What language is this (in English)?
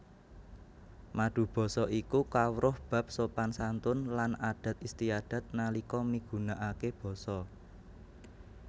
Javanese